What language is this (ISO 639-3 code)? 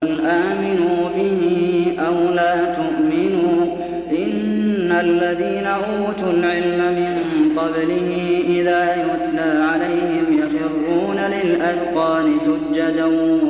ara